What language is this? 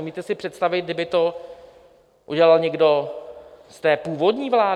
Czech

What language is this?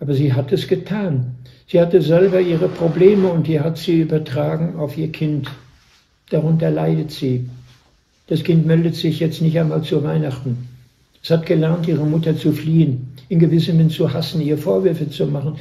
German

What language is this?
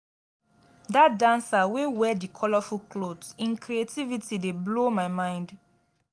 Nigerian Pidgin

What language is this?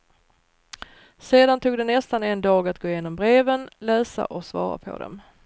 Swedish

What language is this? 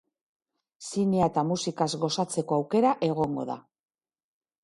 Basque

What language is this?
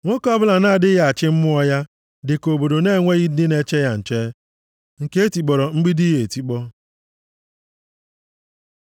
Igbo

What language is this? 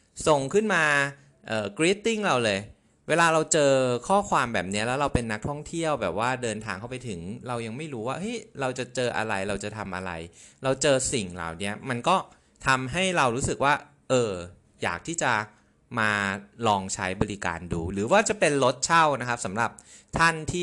Thai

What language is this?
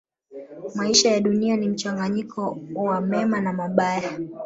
Swahili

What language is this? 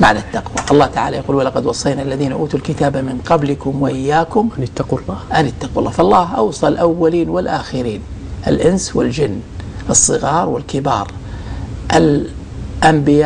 Arabic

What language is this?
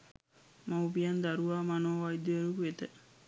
Sinhala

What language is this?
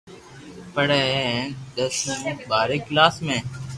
Loarki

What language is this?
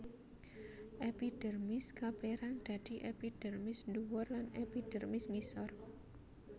Javanese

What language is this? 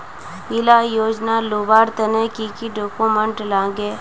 Magahi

